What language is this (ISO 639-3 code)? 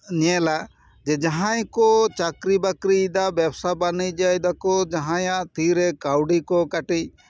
sat